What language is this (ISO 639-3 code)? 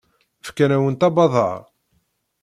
kab